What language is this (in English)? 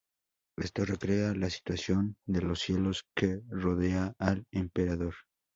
Spanish